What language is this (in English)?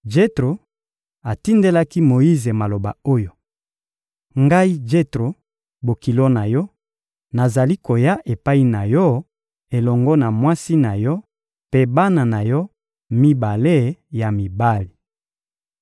Lingala